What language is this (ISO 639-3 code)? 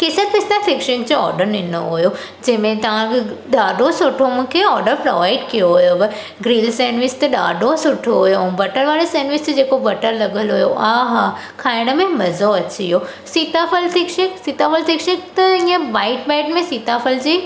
snd